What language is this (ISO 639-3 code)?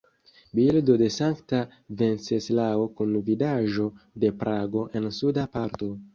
epo